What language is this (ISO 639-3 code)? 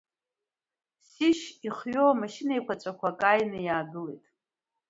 abk